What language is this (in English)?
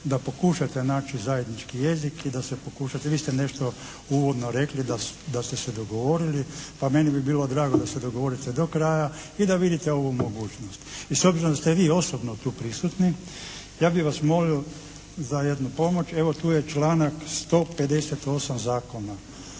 Croatian